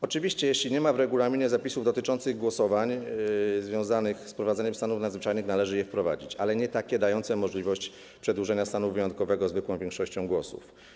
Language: Polish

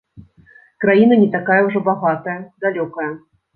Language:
Belarusian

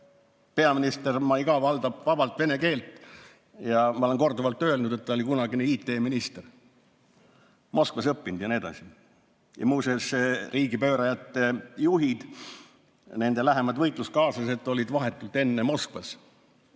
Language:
Estonian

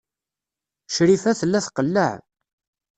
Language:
Kabyle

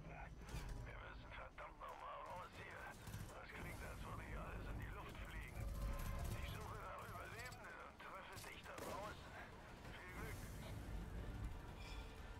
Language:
German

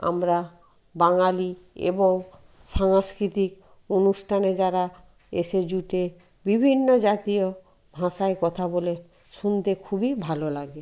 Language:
Bangla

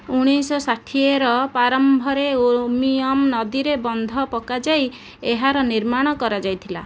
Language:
Odia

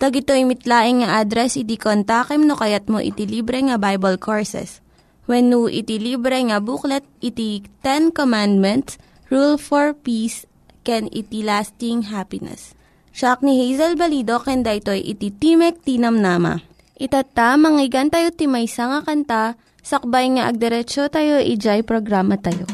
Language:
Filipino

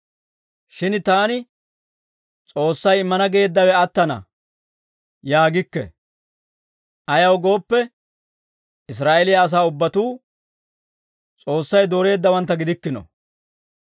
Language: Dawro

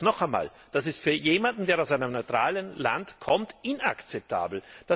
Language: German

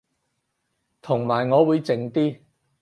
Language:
Cantonese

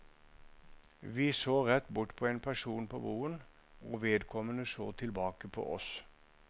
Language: Norwegian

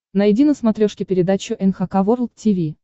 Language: Russian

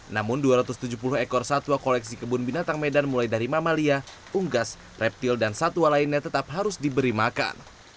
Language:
Indonesian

